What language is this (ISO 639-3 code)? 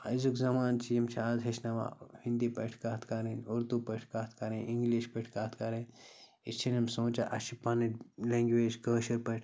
kas